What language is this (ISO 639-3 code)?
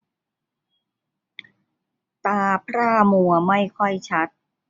tha